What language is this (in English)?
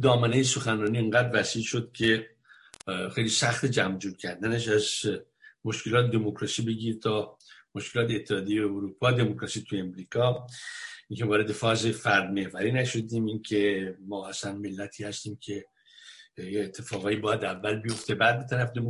Persian